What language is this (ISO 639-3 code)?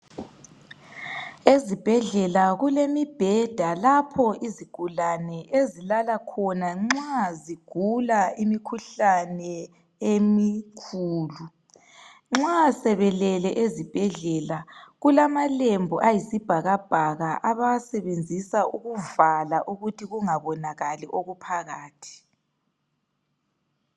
nde